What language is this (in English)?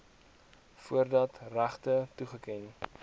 Afrikaans